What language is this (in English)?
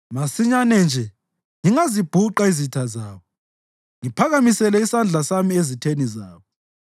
North Ndebele